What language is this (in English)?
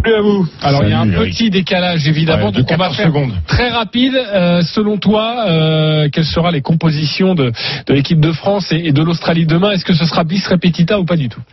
French